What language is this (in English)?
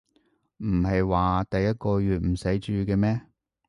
Cantonese